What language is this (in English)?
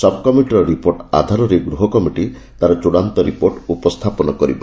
Odia